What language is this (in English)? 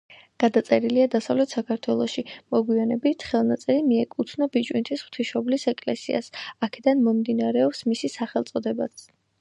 Georgian